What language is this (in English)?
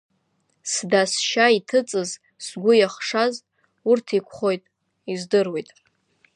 Abkhazian